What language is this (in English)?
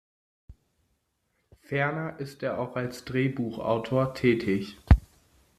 German